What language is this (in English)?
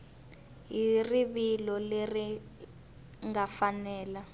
Tsonga